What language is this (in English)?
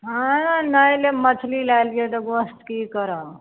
Maithili